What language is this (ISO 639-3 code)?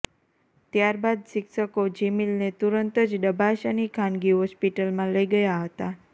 guj